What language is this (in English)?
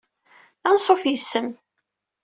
Kabyle